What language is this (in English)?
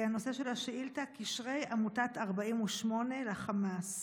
Hebrew